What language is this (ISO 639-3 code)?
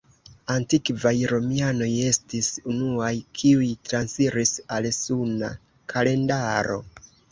epo